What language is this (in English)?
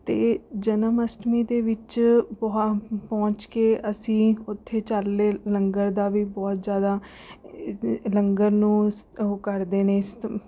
Punjabi